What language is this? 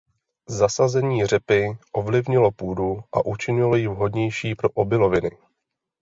Czech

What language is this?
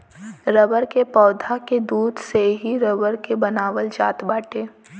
Bhojpuri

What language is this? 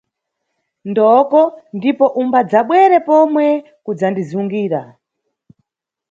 Nyungwe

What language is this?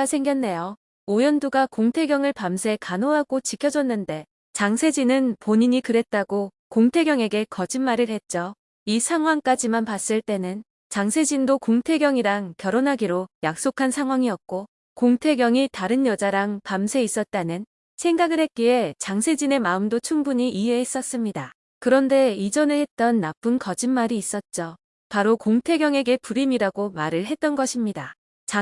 Korean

